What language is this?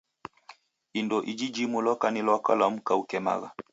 Taita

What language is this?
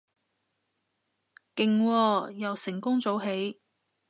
Cantonese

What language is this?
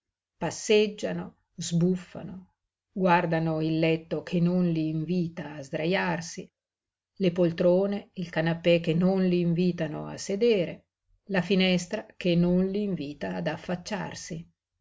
Italian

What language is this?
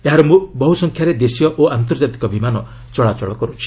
Odia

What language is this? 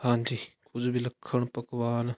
Punjabi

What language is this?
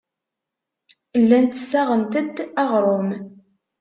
Kabyle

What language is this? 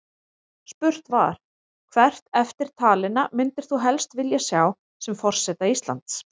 Icelandic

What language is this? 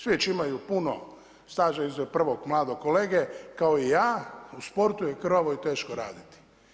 Croatian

